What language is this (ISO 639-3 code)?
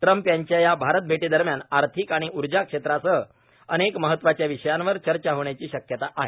mar